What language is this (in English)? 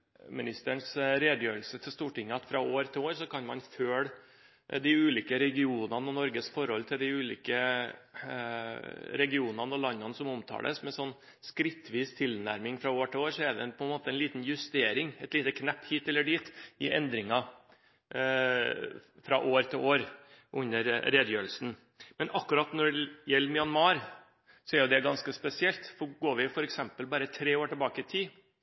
Norwegian Bokmål